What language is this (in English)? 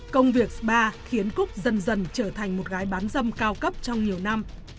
Vietnamese